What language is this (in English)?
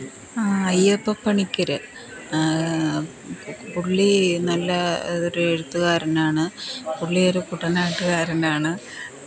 Malayalam